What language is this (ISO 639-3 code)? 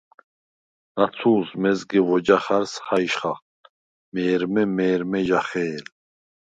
sva